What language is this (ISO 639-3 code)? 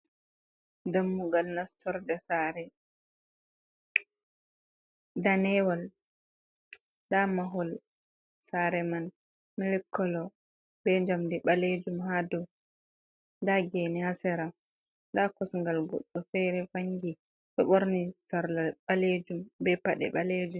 ful